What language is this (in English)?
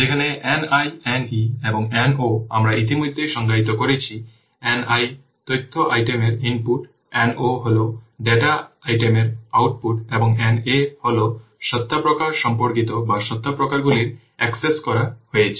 Bangla